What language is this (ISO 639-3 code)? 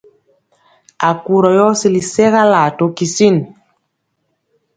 mcx